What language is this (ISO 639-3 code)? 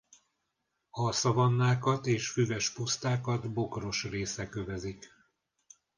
hun